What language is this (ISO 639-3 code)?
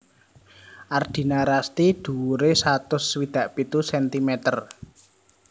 jav